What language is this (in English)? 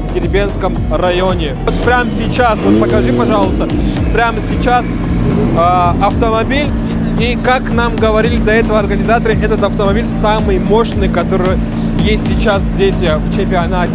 Russian